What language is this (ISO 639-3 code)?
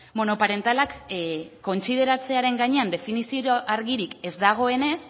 eus